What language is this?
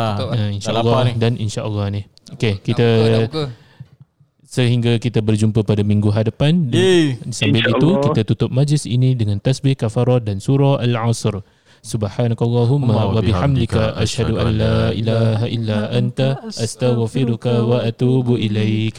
Malay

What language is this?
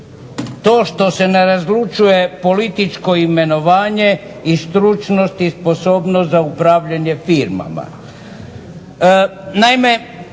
Croatian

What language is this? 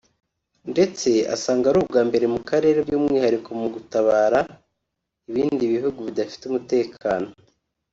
Kinyarwanda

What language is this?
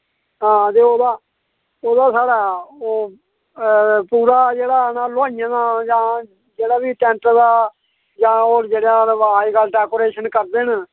Dogri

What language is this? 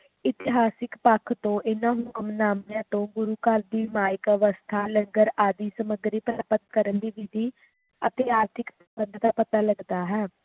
Punjabi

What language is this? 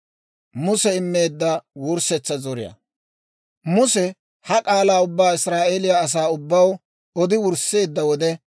Dawro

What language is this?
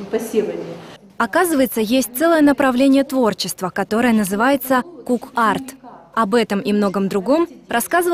Russian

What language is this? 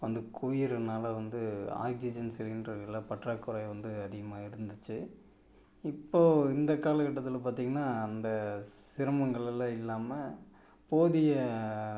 Tamil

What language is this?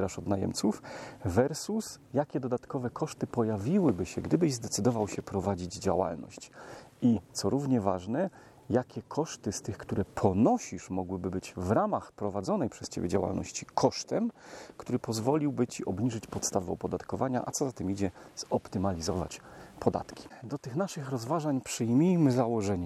Polish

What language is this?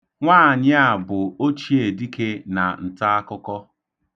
Igbo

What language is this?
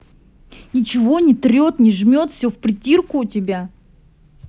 Russian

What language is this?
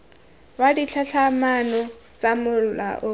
Tswana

